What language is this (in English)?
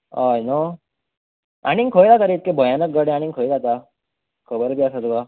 Konkani